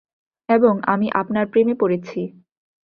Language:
Bangla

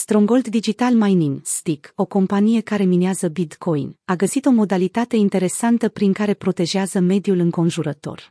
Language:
Romanian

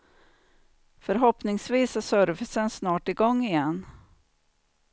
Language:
Swedish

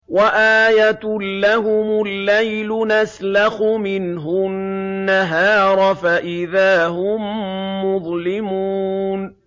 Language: Arabic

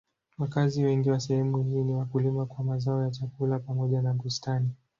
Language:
Swahili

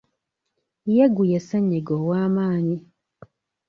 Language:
Ganda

